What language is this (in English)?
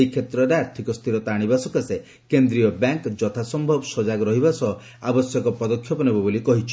Odia